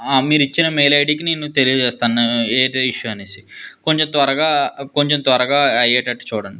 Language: Telugu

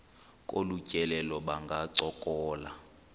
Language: Xhosa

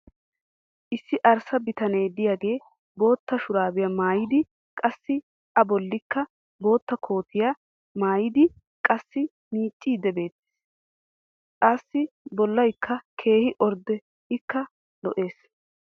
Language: Wolaytta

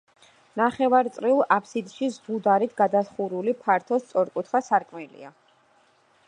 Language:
Georgian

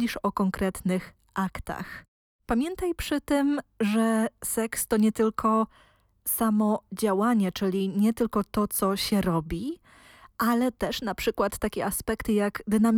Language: Polish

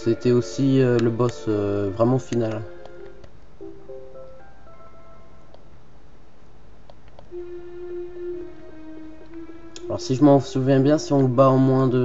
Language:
French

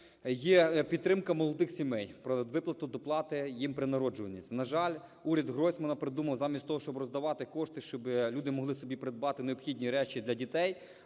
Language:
Ukrainian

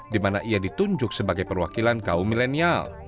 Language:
Indonesian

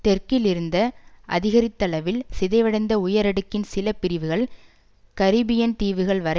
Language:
Tamil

